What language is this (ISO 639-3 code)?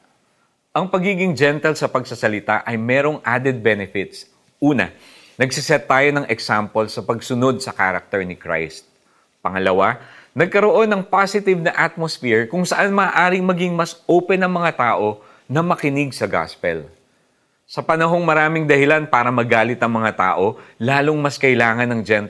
fil